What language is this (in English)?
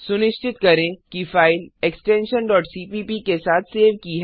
Hindi